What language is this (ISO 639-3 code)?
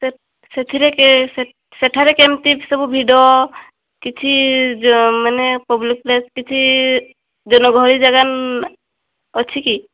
ori